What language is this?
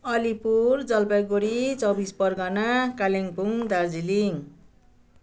Nepali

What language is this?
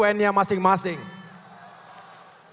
Indonesian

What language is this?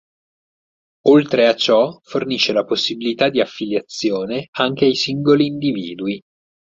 Italian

